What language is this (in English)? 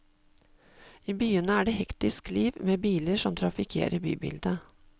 Norwegian